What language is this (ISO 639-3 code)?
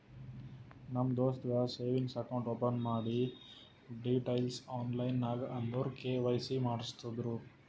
kan